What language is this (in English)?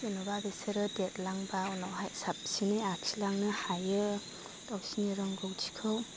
Bodo